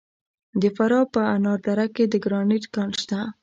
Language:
Pashto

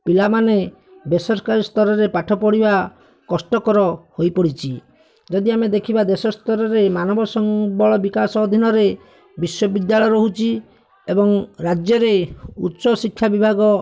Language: Odia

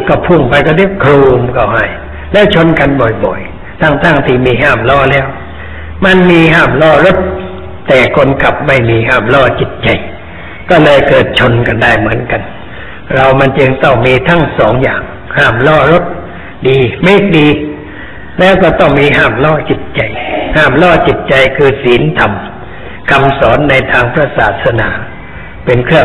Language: Thai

